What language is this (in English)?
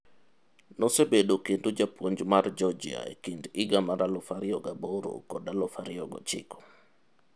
Luo (Kenya and Tanzania)